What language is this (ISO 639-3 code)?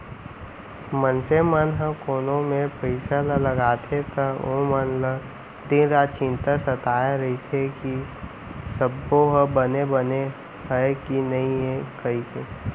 hne